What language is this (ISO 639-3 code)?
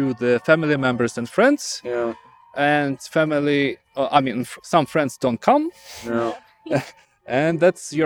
eng